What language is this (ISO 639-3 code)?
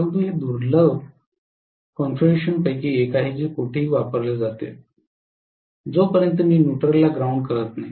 mar